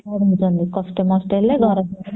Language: Odia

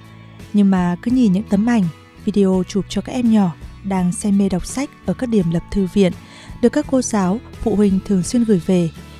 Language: Vietnamese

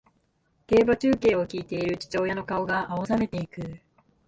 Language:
Japanese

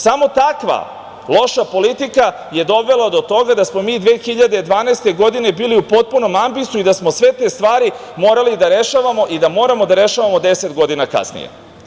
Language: Serbian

